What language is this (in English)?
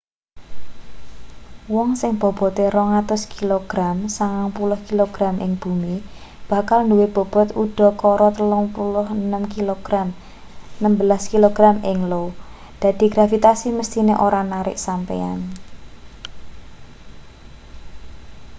Javanese